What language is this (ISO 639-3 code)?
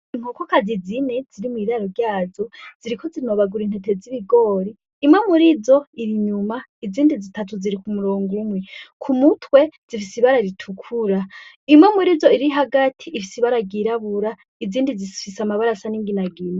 run